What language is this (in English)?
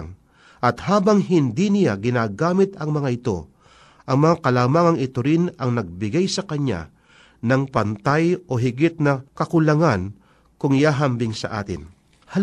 Filipino